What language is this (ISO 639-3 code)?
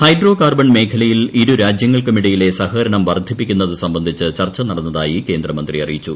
mal